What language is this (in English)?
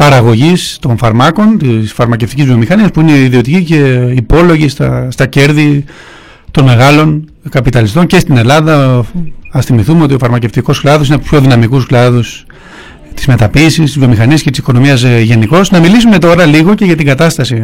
Greek